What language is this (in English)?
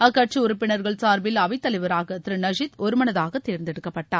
Tamil